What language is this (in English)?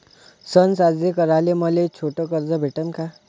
Marathi